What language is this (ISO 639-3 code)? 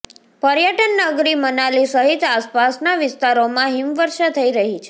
guj